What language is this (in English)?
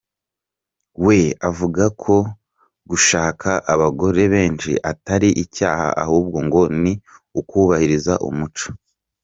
Kinyarwanda